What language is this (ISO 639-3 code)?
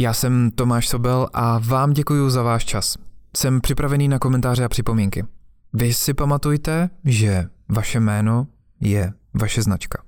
ces